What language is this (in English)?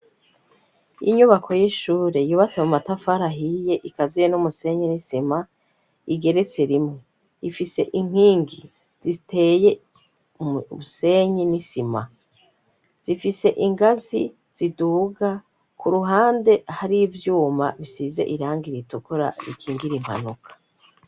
Rundi